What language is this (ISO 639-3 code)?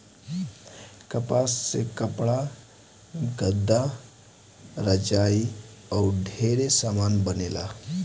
bho